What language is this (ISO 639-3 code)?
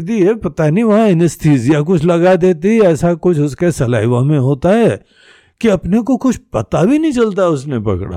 hin